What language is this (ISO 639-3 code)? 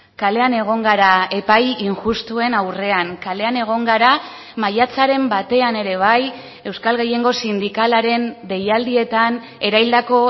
eus